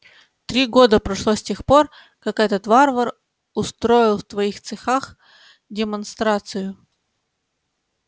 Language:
Russian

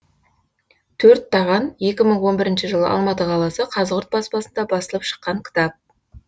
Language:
Kazakh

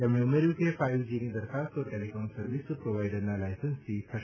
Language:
Gujarati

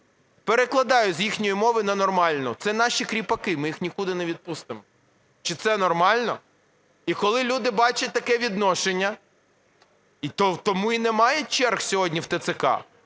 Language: Ukrainian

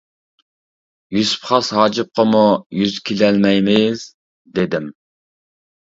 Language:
Uyghur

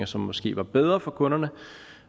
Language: Danish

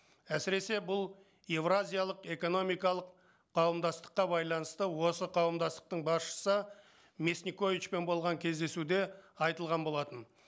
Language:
Kazakh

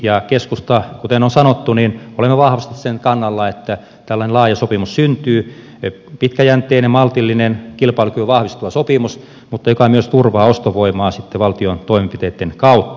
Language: Finnish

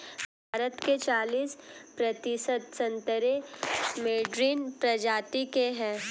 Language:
Hindi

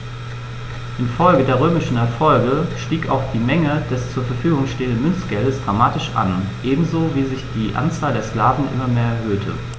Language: German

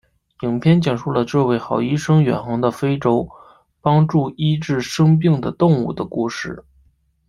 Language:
Chinese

